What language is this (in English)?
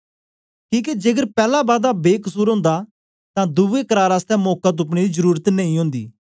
Dogri